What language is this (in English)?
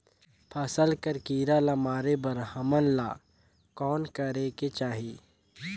Chhattisgarhi